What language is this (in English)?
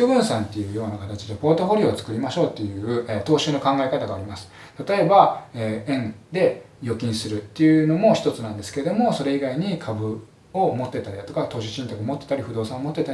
Japanese